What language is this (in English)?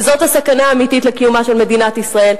Hebrew